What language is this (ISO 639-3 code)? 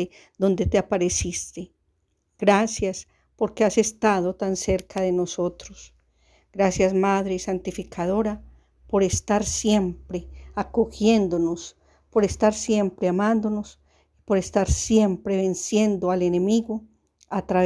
spa